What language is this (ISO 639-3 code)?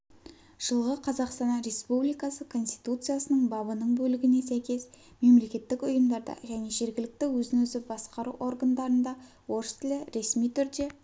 kaz